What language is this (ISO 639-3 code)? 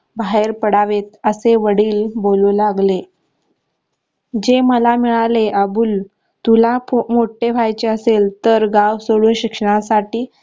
mar